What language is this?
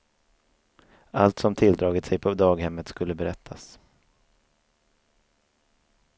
Swedish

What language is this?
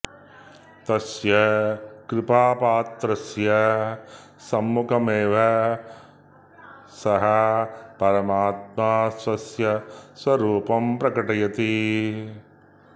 Sanskrit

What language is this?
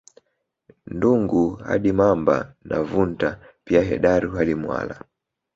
Swahili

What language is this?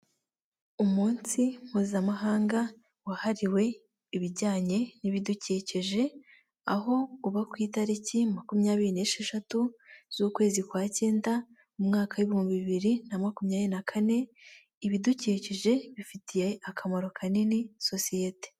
Kinyarwanda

